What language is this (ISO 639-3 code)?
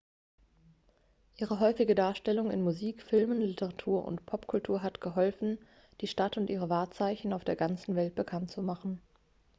deu